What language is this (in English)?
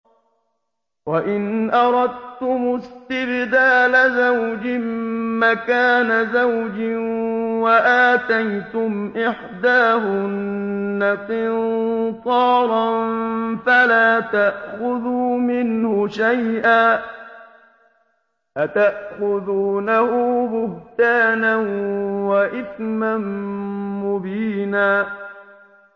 Arabic